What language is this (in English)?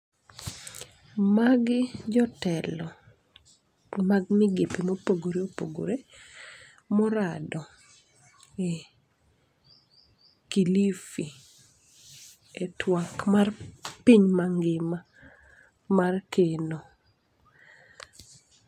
Luo (Kenya and Tanzania)